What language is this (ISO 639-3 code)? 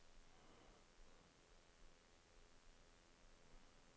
nor